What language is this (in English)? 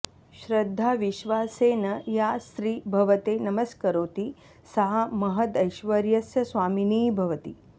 Sanskrit